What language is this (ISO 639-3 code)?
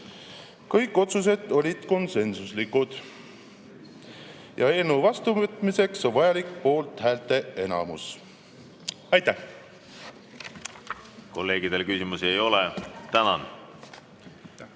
est